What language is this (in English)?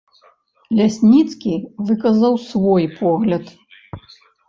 Belarusian